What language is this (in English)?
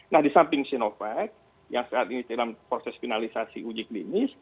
Indonesian